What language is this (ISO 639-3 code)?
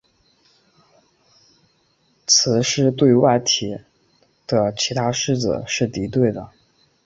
zho